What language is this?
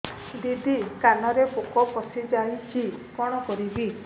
Odia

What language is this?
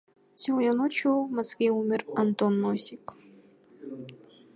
Kyrgyz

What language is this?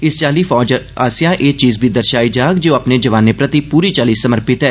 Dogri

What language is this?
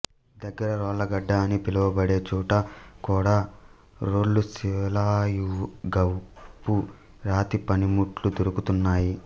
Telugu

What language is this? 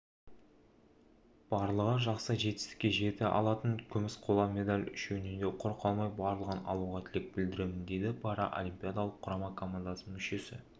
Kazakh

